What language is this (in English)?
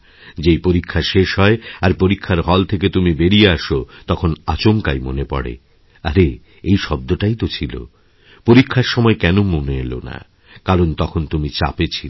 Bangla